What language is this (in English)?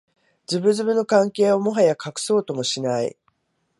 Japanese